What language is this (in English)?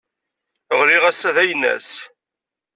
Kabyle